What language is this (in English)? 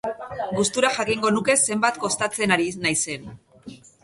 Basque